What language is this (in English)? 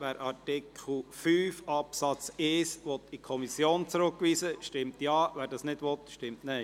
Swiss German